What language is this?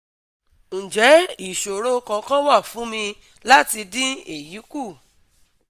Yoruba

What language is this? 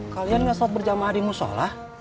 Indonesian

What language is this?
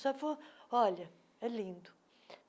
Portuguese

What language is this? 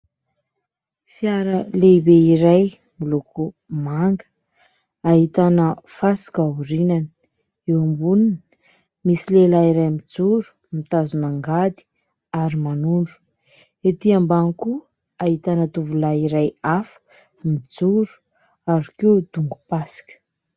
Malagasy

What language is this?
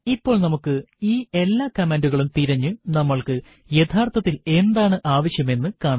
Malayalam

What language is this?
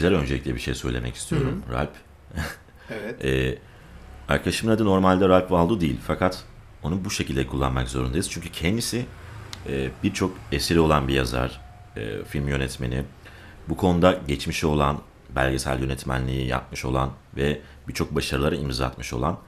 Turkish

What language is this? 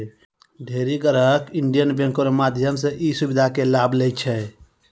Maithili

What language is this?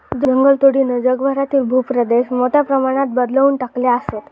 Marathi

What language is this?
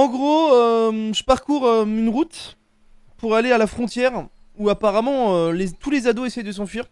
French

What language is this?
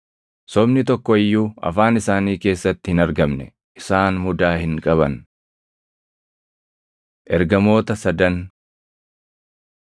Oromo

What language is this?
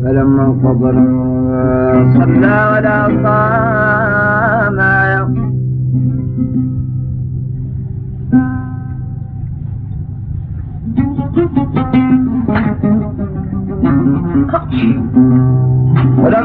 Arabic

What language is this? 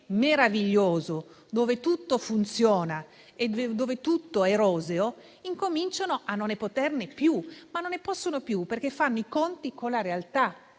Italian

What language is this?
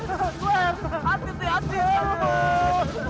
Indonesian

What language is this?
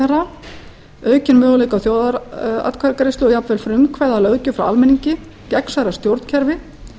Icelandic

